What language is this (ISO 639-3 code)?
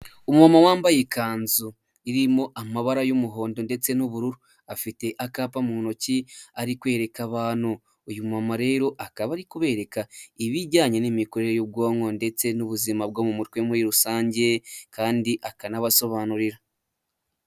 kin